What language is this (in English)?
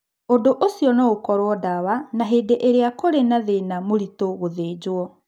Kikuyu